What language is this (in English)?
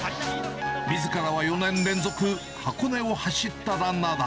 Japanese